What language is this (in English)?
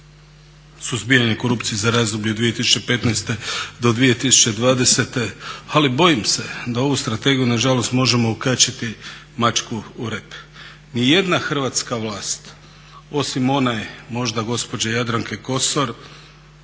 Croatian